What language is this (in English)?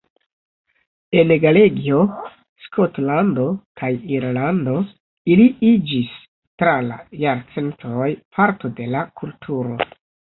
Esperanto